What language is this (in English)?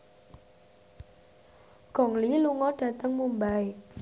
Javanese